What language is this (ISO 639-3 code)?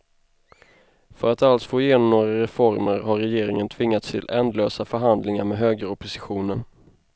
swe